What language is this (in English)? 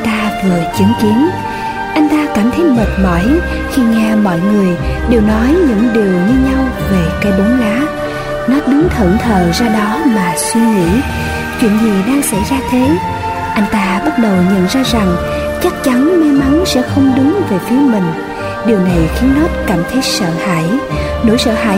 Vietnamese